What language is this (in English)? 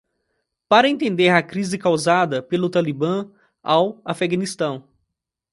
Portuguese